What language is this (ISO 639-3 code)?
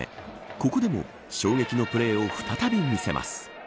jpn